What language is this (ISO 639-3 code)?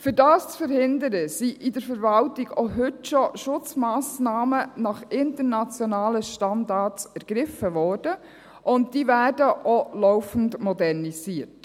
gsw